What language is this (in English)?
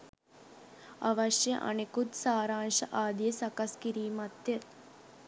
Sinhala